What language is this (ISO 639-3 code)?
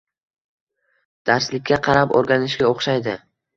uzb